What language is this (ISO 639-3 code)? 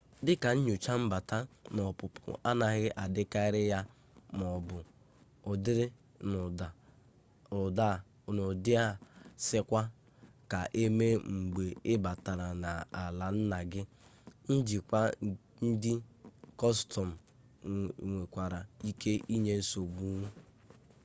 ibo